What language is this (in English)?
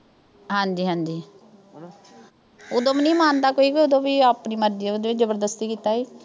Punjabi